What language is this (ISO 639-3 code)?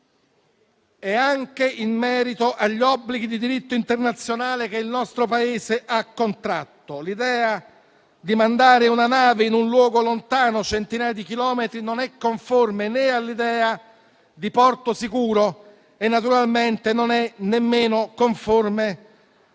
ita